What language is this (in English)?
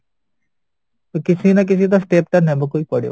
Odia